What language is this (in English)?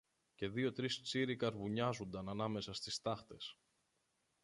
Greek